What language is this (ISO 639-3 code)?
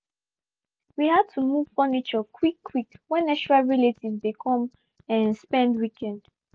pcm